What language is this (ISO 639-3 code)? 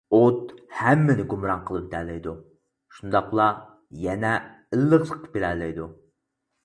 uig